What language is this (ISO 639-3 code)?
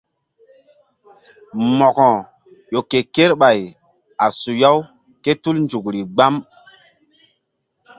mdd